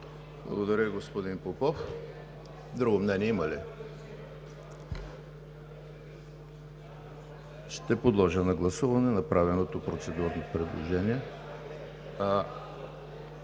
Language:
Bulgarian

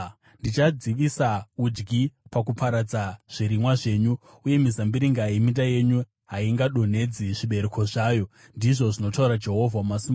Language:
Shona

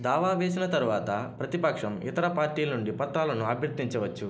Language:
Telugu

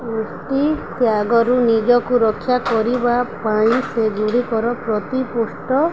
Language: Odia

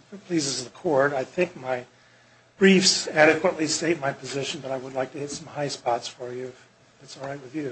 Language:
English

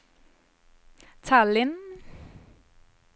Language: Swedish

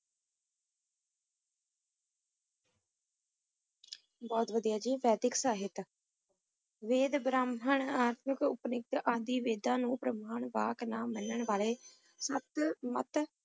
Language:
Punjabi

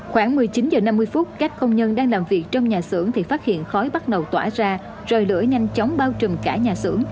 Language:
Vietnamese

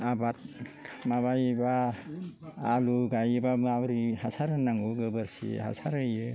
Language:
Bodo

